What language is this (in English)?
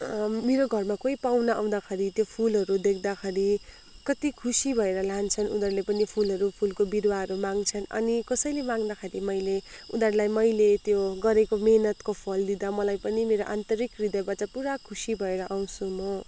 Nepali